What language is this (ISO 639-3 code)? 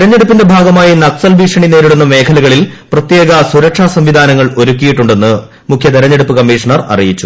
mal